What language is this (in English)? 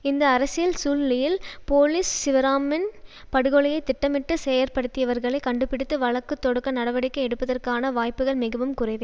Tamil